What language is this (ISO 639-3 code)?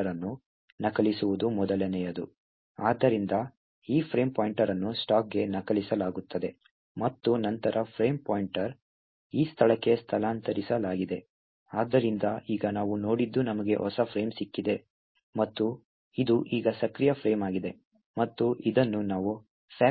kan